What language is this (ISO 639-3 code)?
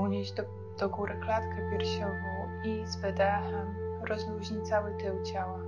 pol